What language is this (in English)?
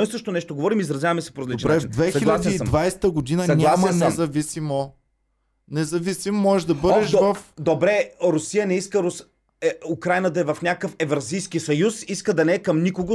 Bulgarian